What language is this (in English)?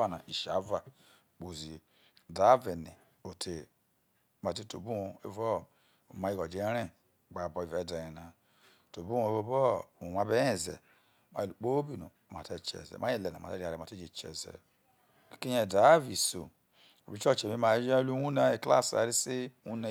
Isoko